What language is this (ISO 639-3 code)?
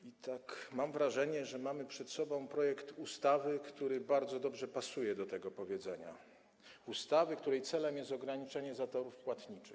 pol